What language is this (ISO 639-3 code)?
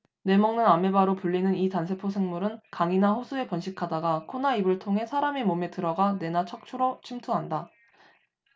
kor